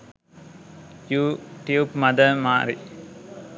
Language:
Sinhala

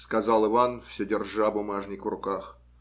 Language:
Russian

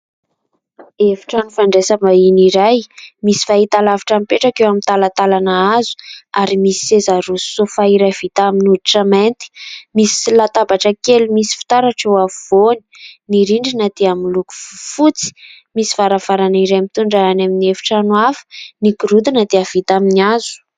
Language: Malagasy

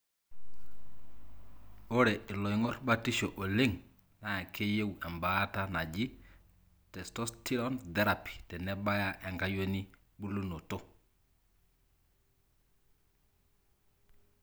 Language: Masai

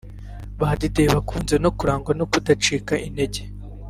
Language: Kinyarwanda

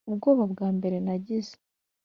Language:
Kinyarwanda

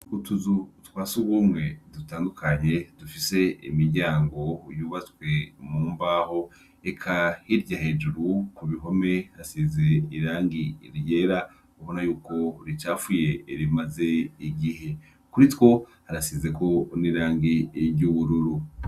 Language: Rundi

